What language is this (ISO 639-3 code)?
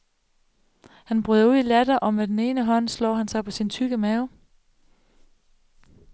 dan